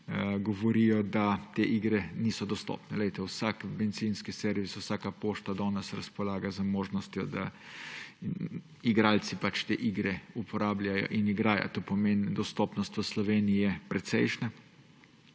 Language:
Slovenian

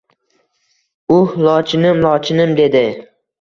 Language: Uzbek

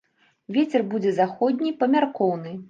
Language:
Belarusian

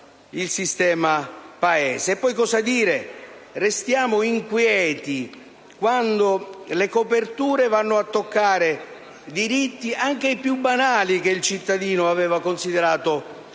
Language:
Italian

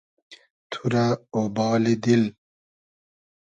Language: Hazaragi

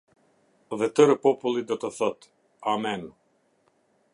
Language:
Albanian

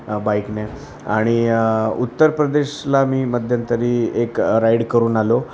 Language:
Marathi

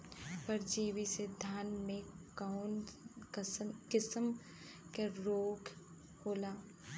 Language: Bhojpuri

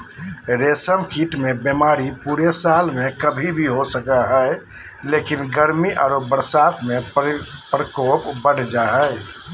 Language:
Magahi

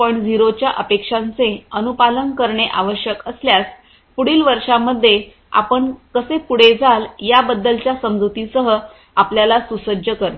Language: Marathi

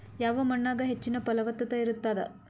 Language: Kannada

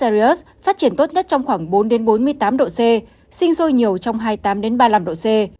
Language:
Vietnamese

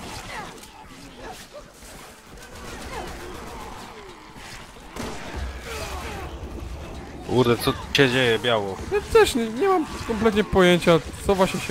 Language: Polish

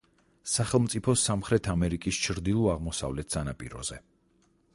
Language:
Georgian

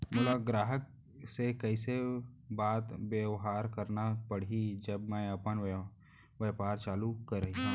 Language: Chhattisgarhi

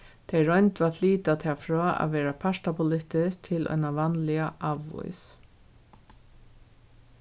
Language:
Faroese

